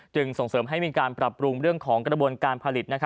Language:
Thai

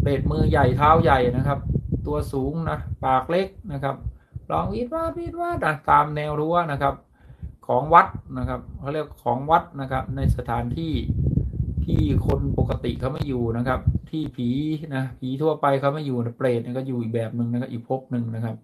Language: Thai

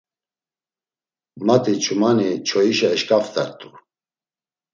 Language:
Laz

